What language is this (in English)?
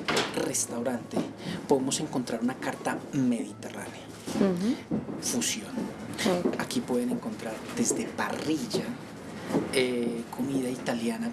Spanish